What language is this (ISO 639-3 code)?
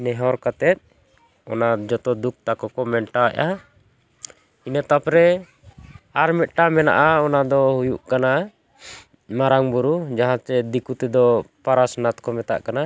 sat